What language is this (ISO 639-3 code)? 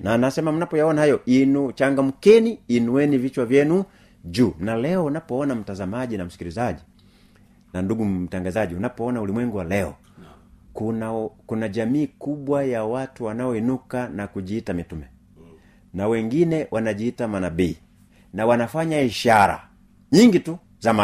swa